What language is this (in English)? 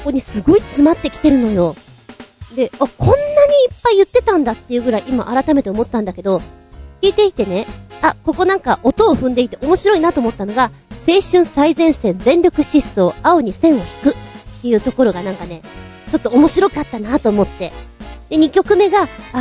Japanese